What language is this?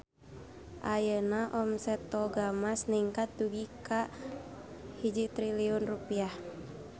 Sundanese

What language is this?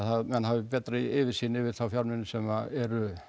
Icelandic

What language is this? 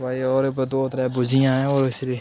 Dogri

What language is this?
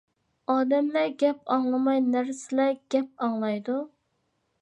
Uyghur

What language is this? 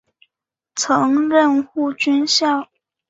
Chinese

